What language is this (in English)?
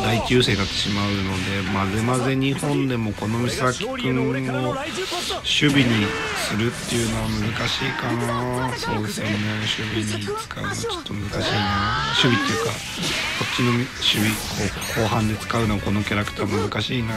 Japanese